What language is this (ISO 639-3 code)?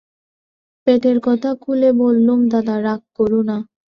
ben